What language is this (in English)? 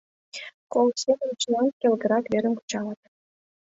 Mari